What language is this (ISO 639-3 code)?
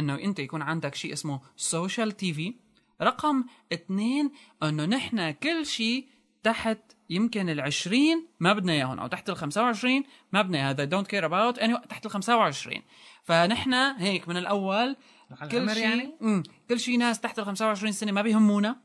ara